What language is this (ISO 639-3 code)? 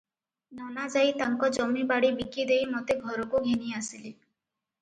ori